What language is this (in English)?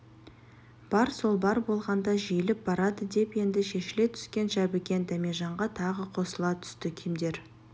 Kazakh